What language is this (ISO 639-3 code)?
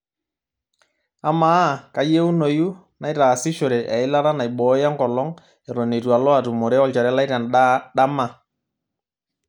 mas